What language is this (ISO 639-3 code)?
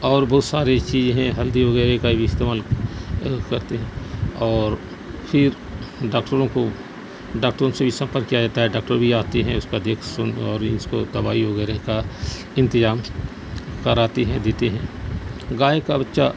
urd